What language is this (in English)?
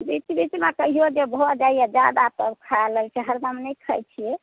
Maithili